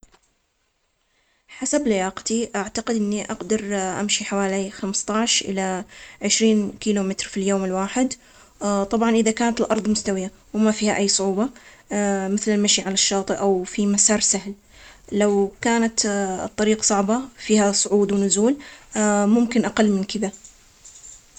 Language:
Omani Arabic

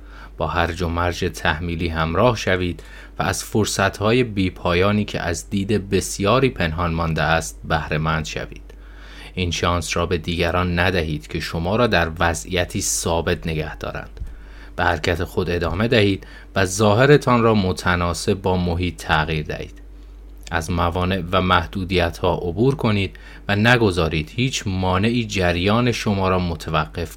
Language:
Persian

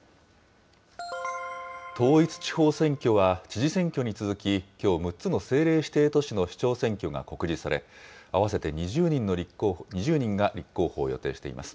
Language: Japanese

